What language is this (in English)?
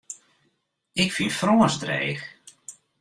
Western Frisian